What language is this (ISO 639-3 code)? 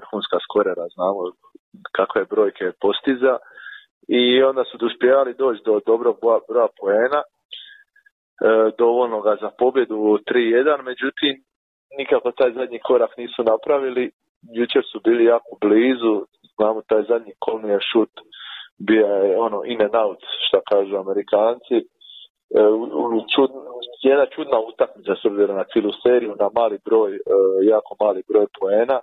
hrv